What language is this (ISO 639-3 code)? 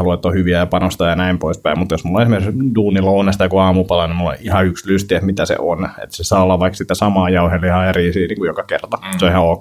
fin